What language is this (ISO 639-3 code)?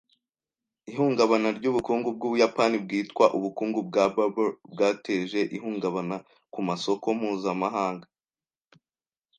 kin